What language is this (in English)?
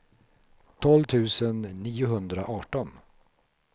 Swedish